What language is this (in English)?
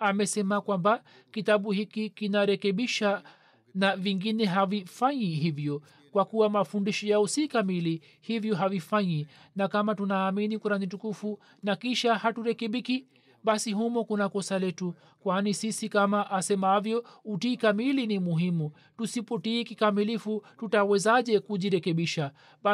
Swahili